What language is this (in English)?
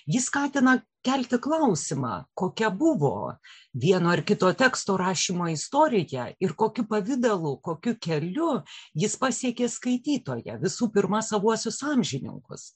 Lithuanian